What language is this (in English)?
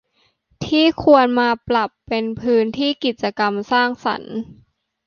Thai